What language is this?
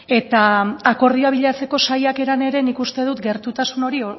Basque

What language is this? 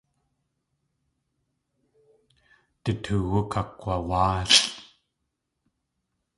Tlingit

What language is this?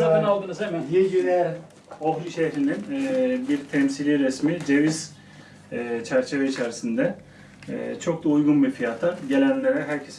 Turkish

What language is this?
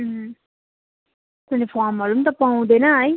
Nepali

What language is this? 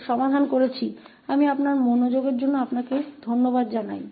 Hindi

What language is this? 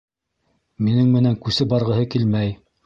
Bashkir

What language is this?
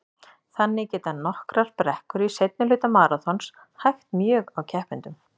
Icelandic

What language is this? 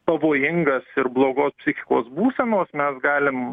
Lithuanian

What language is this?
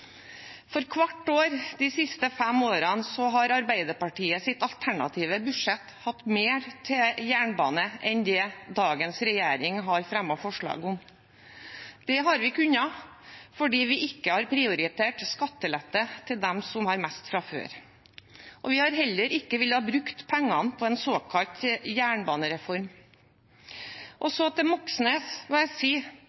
Norwegian Bokmål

